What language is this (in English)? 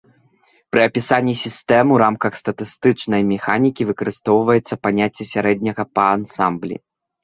Belarusian